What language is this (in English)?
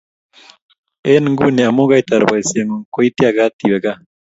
Kalenjin